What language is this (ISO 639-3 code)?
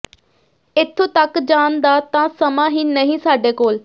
pan